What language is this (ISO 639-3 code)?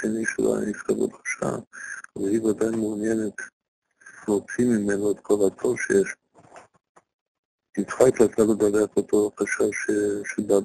heb